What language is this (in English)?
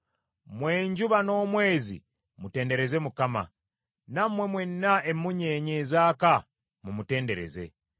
Ganda